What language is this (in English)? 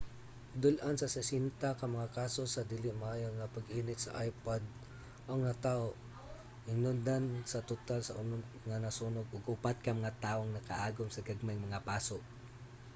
Cebuano